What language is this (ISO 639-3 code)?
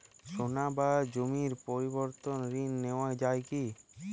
ben